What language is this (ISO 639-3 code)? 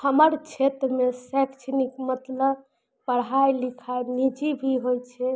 mai